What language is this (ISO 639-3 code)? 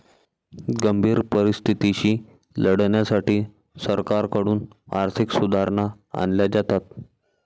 mar